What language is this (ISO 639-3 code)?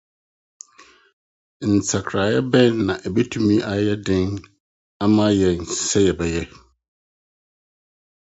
aka